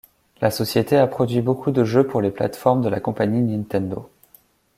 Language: French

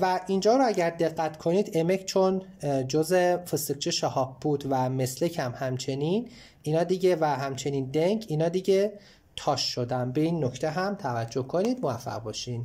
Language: Persian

